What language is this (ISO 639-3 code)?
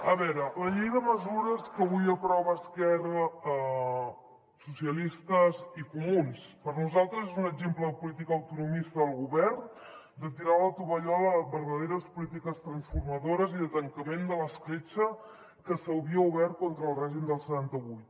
cat